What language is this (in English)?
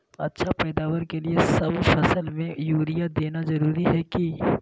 Magahi